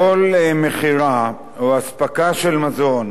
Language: Hebrew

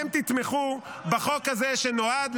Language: Hebrew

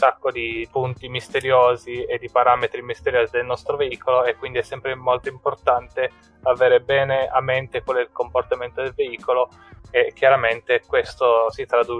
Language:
Italian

